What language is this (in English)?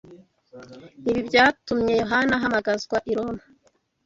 Kinyarwanda